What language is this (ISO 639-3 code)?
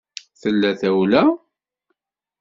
kab